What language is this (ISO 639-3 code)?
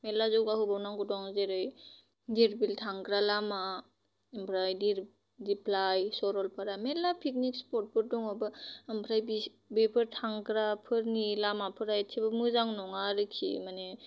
brx